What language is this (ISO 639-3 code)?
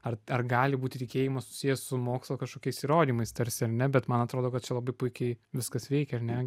lit